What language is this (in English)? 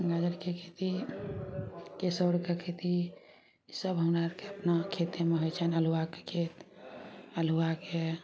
Maithili